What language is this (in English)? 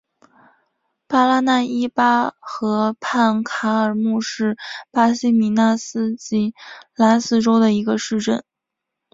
Chinese